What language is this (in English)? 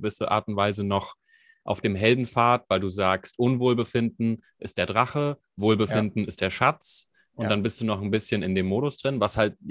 German